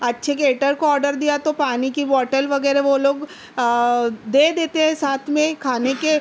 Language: Urdu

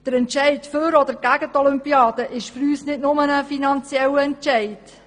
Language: Swiss German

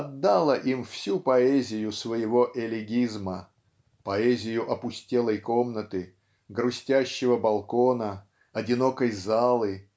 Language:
Russian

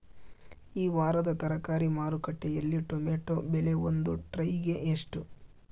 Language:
Kannada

